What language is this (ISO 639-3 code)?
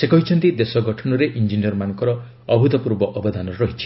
ori